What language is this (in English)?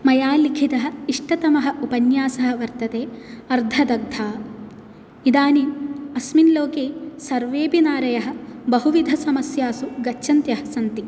Sanskrit